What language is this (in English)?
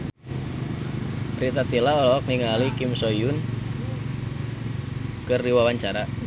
Sundanese